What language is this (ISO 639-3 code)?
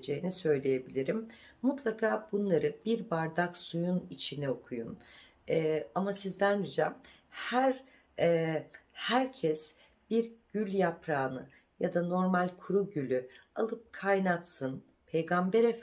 tur